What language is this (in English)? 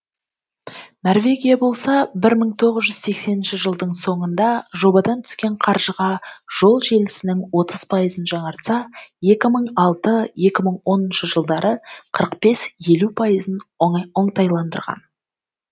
Kazakh